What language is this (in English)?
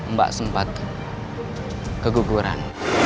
Indonesian